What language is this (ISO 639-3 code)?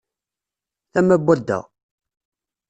kab